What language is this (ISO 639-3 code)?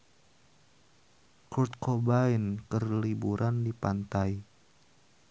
sun